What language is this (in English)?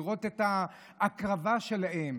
Hebrew